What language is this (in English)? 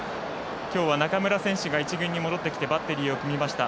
Japanese